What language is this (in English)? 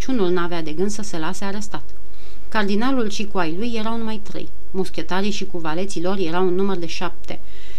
Romanian